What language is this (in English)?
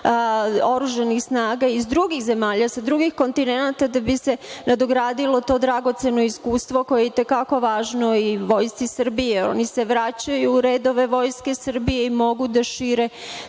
Serbian